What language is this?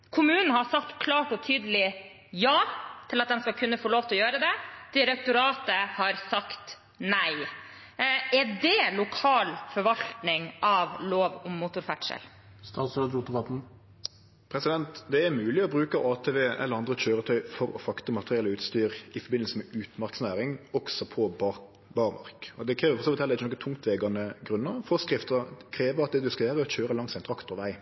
Norwegian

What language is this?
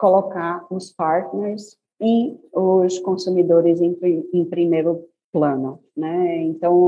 Portuguese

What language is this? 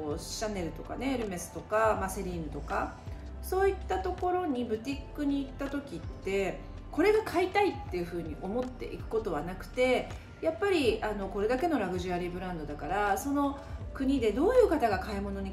Japanese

